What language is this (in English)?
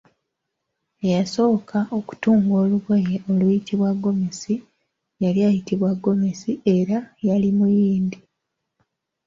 Ganda